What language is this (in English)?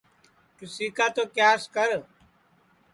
Sansi